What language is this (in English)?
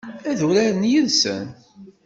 Kabyle